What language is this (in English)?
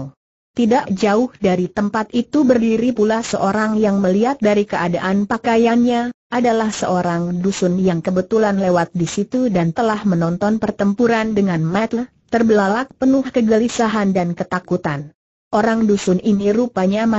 Indonesian